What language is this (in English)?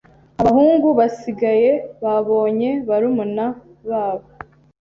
Kinyarwanda